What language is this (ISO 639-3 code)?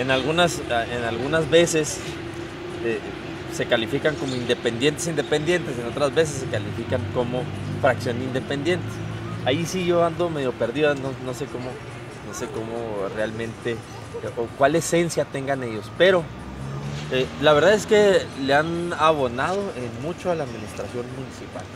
spa